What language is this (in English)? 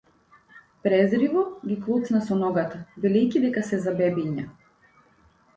Macedonian